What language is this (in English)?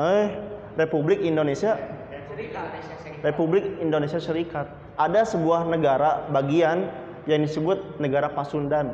Indonesian